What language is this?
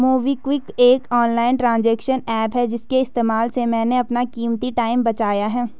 Hindi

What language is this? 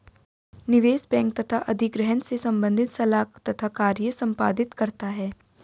Hindi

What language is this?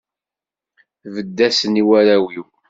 Kabyle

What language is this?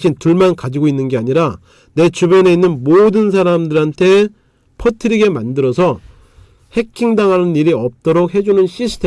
Korean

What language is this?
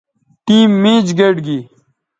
Bateri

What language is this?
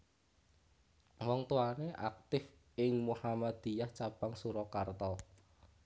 Javanese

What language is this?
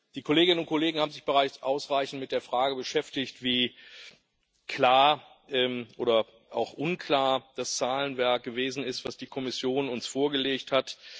German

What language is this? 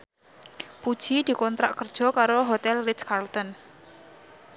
Javanese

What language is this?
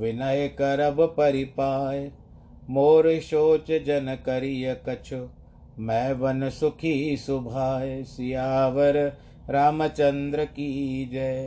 Hindi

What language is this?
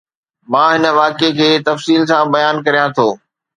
Sindhi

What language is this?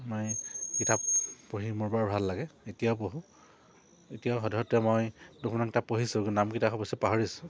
Assamese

